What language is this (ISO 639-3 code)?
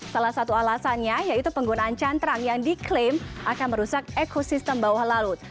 ind